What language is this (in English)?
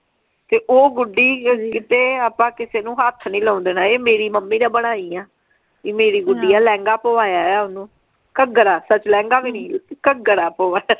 Punjabi